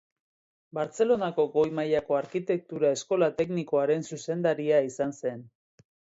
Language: Basque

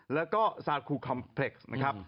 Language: Thai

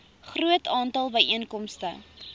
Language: Afrikaans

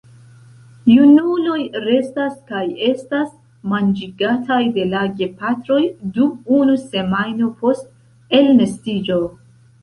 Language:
Esperanto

